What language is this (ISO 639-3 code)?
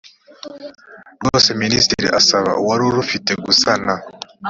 kin